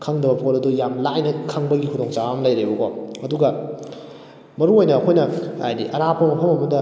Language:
Manipuri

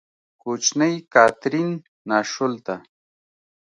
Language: Pashto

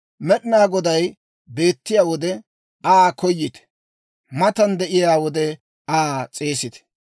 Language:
Dawro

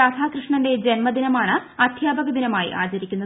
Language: Malayalam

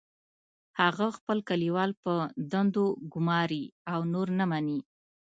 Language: Pashto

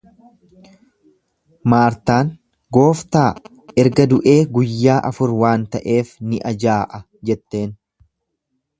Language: Oromo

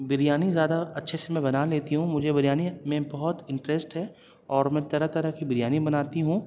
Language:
Urdu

